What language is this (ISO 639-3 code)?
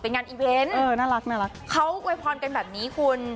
tha